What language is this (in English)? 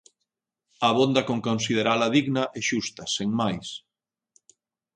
Galician